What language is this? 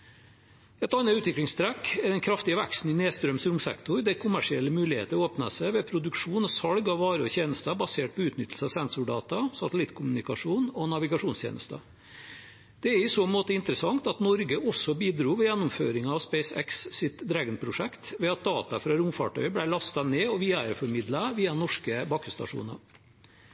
Norwegian Bokmål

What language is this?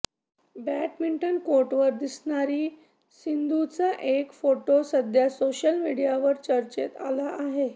Marathi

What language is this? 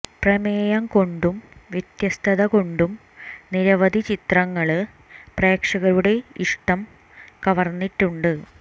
Malayalam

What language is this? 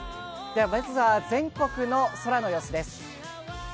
Japanese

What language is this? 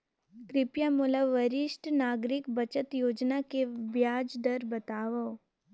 Chhattisgarhi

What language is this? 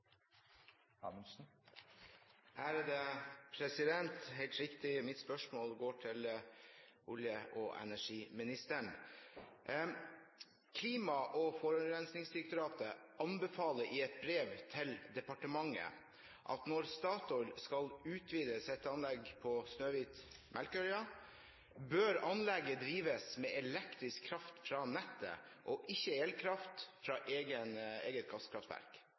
Norwegian Bokmål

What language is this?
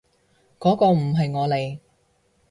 Cantonese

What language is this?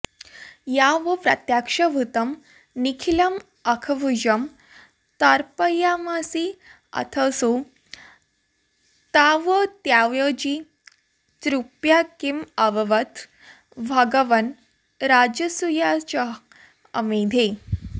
Sanskrit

